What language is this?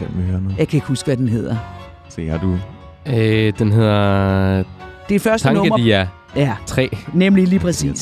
Danish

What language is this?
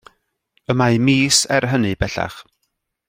Welsh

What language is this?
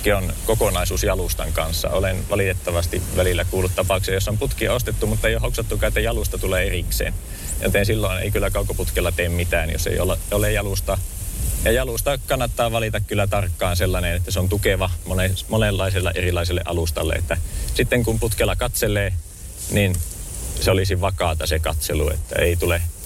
Finnish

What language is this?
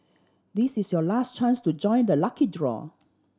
English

